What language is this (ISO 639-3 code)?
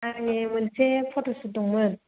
brx